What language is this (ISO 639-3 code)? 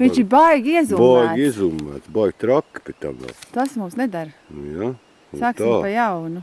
por